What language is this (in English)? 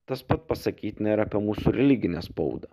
Lithuanian